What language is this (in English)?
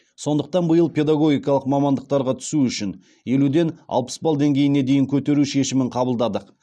Kazakh